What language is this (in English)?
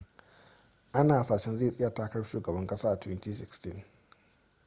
Hausa